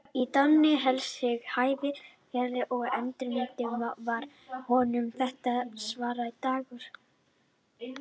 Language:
Icelandic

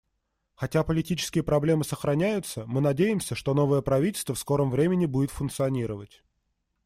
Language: Russian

